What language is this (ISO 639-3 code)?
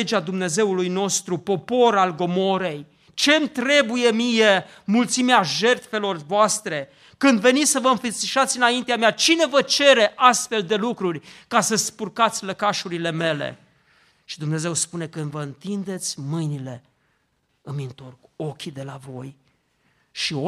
ron